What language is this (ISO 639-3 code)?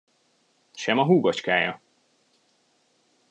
hun